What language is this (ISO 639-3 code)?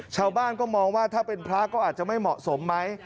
tha